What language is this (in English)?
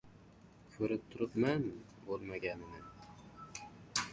Uzbek